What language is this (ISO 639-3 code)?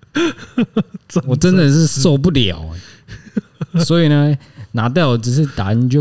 zho